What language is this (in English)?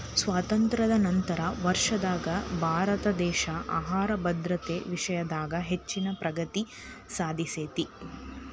Kannada